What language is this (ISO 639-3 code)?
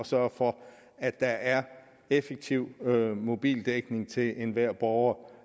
dan